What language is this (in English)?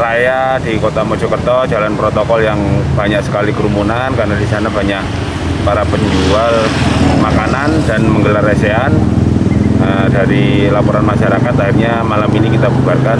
Indonesian